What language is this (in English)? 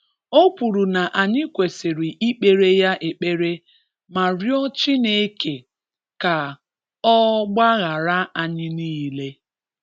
Igbo